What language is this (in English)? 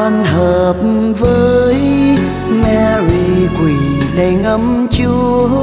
Vietnamese